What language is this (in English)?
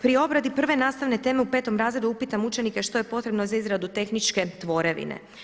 Croatian